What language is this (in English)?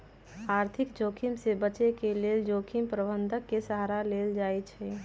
Magahi